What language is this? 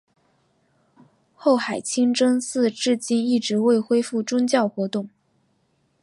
Chinese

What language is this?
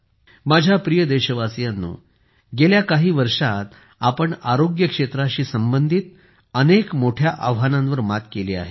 Marathi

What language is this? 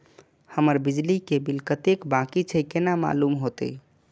Maithili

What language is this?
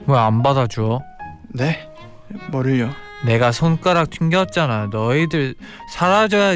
Korean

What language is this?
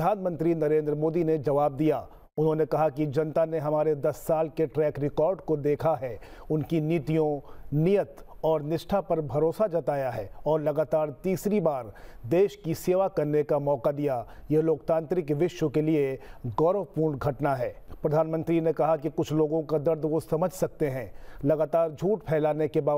Hindi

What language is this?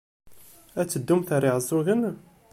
Kabyle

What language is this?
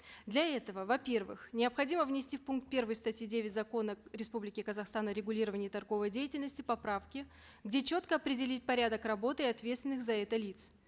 Kazakh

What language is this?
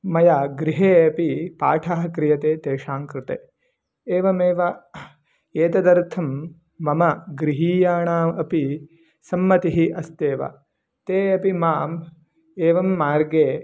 Sanskrit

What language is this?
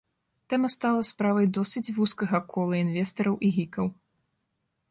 Belarusian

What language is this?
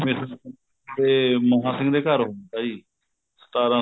Punjabi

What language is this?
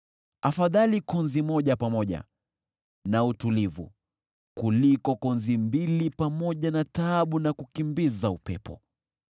Swahili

